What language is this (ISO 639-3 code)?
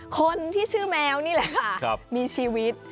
tha